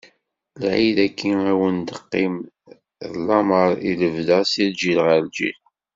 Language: Kabyle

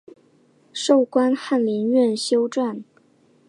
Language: Chinese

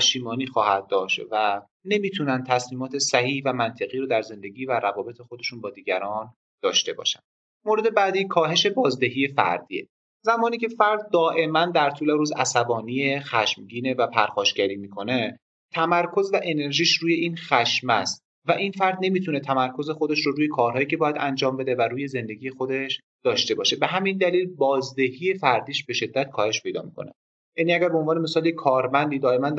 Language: Persian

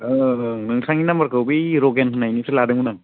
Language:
Bodo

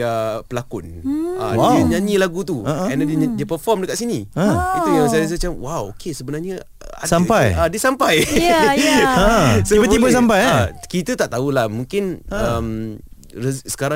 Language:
Malay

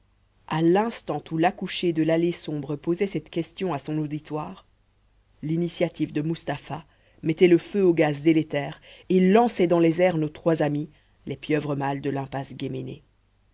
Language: French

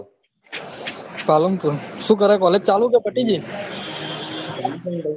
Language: Gujarati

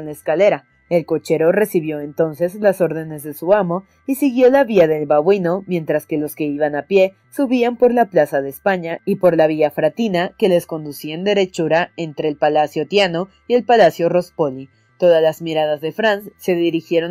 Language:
Spanish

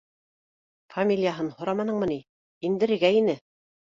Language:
Bashkir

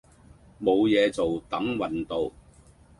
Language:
Cantonese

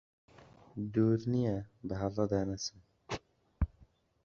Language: Central Kurdish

